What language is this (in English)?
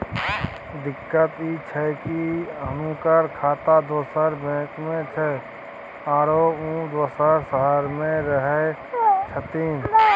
Maithili